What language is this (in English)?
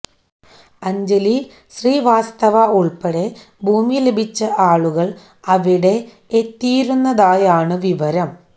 Malayalam